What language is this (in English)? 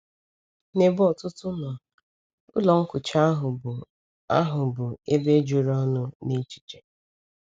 Igbo